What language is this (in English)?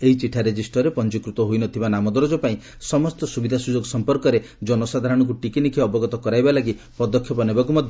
Odia